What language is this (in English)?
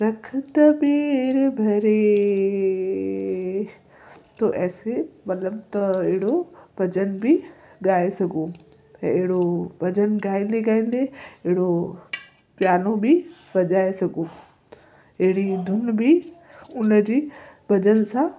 Sindhi